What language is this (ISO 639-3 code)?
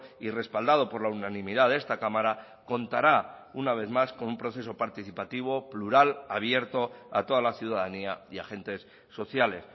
spa